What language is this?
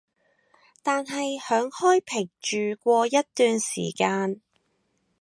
Cantonese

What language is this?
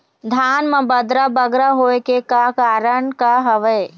Chhattisgarhi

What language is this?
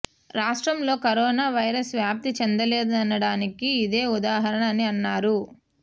Telugu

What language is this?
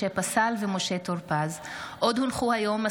Hebrew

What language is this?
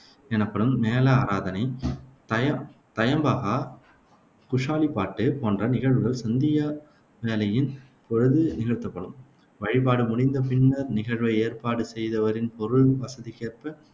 Tamil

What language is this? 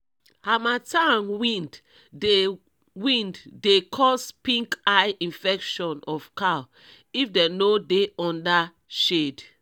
Nigerian Pidgin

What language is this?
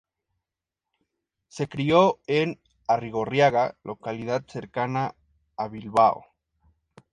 Spanish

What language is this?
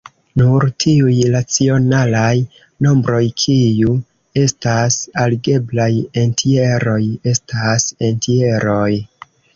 Esperanto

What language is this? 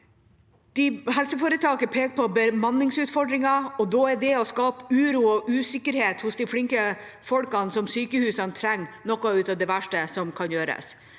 Norwegian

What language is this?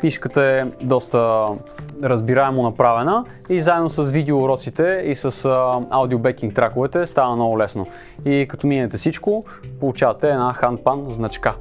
Bulgarian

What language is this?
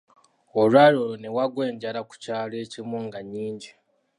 Ganda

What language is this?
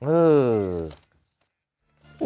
Thai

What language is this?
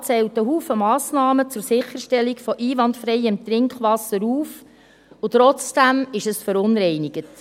Swiss German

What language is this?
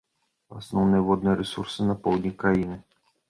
Belarusian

